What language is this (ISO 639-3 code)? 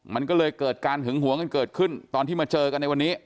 tha